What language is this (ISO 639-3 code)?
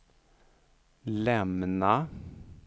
swe